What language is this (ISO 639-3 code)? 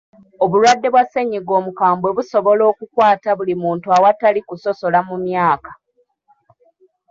lug